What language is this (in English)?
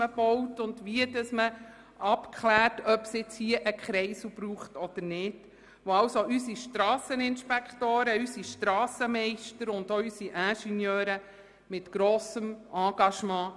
Swiss German